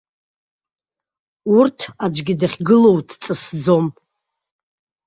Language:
Abkhazian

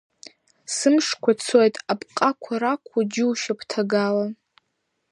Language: Abkhazian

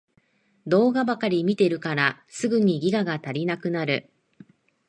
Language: Japanese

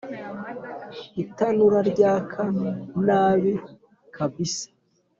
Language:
Kinyarwanda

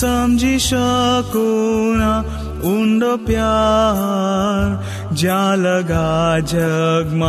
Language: Hindi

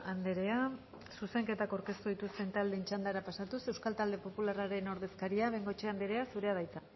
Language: Basque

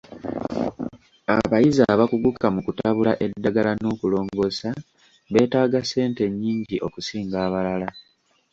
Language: Ganda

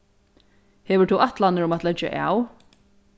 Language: Faroese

